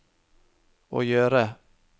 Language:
Norwegian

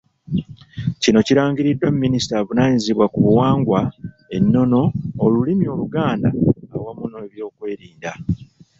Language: Ganda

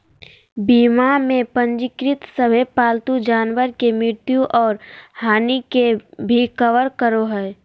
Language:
Magahi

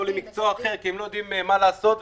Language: Hebrew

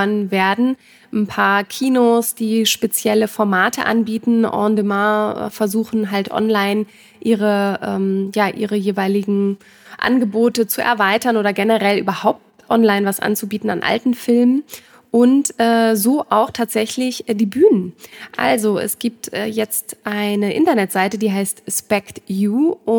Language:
German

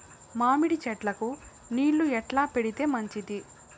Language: Telugu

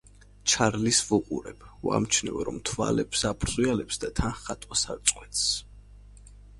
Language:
Georgian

